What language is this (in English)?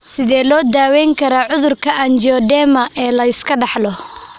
Somali